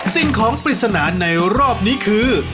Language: Thai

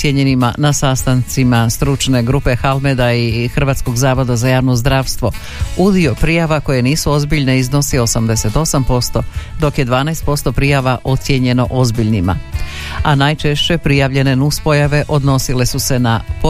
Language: Croatian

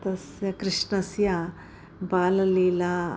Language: Sanskrit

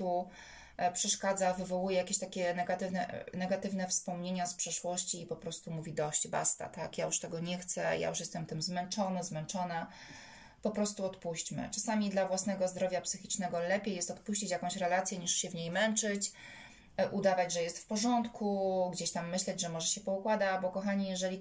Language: Polish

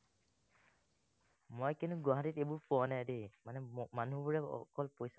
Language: Assamese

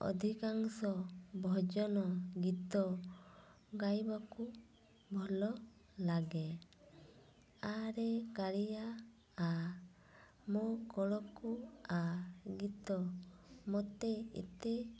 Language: Odia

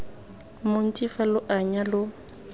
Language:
Tswana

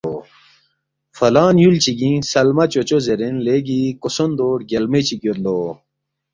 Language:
Balti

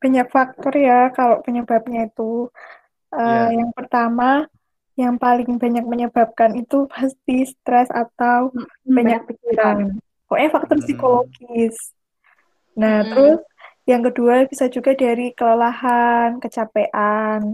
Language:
Indonesian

